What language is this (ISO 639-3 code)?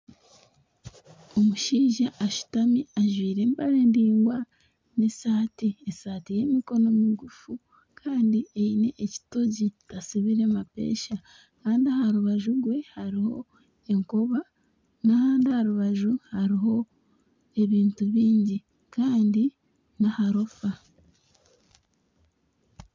nyn